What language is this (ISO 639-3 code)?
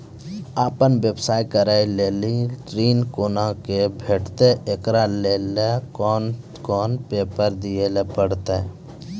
mai